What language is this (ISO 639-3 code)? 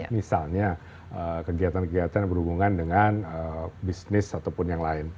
ind